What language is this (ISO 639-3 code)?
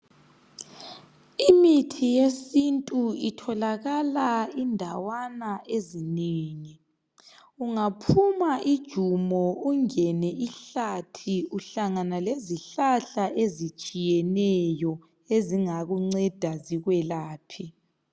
nde